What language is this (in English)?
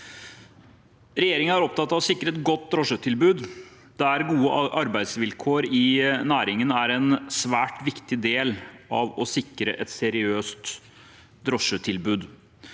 Norwegian